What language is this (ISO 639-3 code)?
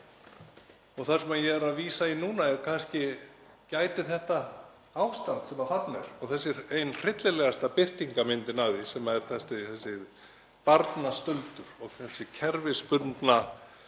isl